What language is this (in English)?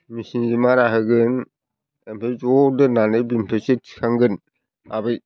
Bodo